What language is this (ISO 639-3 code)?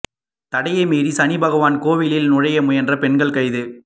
tam